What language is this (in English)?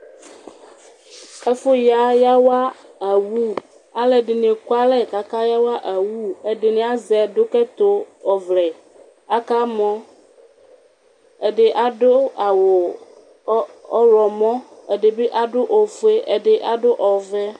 Ikposo